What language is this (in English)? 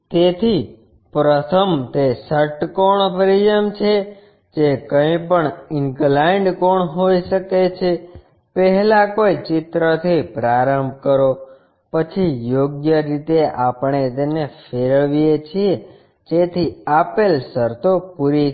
Gujarati